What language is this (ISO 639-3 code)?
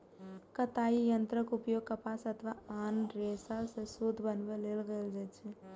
mai